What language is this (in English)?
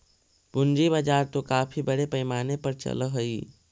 Magahi